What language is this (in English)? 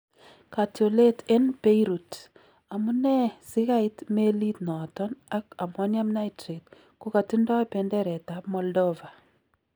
Kalenjin